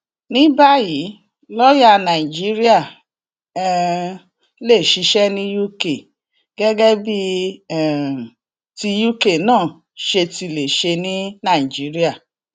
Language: Yoruba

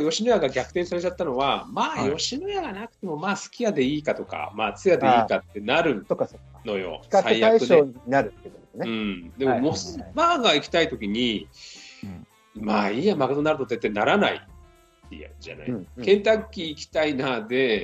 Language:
Japanese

